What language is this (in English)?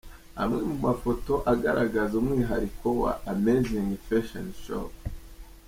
Kinyarwanda